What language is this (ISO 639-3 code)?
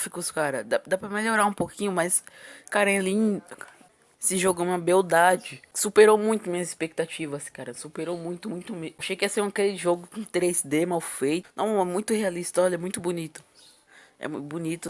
por